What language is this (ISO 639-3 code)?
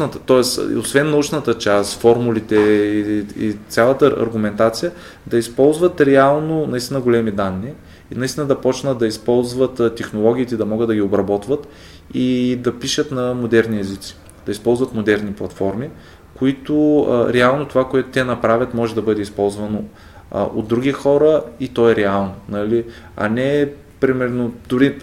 bul